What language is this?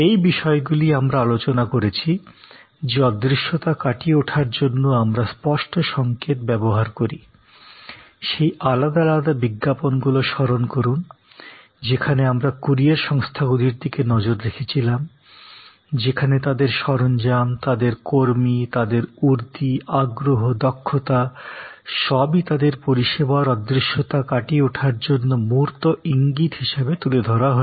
Bangla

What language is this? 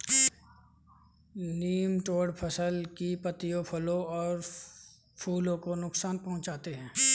Hindi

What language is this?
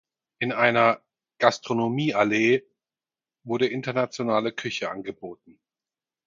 German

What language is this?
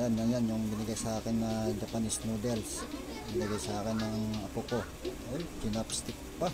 Filipino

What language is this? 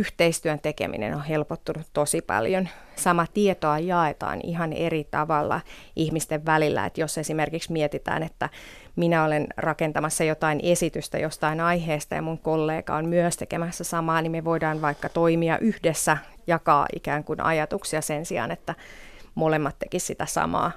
Finnish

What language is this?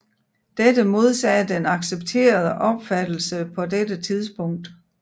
Danish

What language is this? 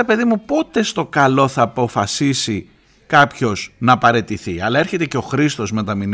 Greek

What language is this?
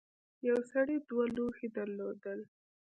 Pashto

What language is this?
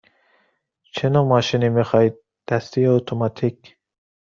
Persian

